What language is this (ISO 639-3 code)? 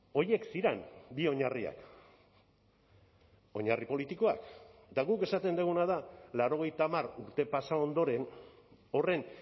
eus